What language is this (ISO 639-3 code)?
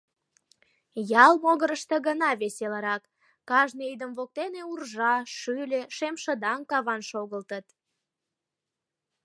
chm